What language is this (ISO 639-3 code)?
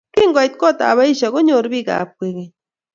kln